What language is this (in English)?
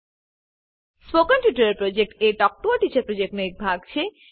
Gujarati